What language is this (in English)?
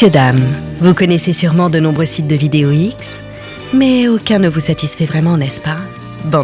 French